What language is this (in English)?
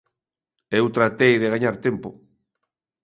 Galician